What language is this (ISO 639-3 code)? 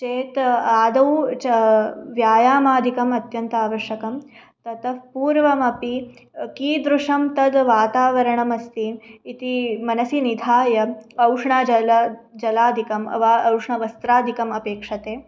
san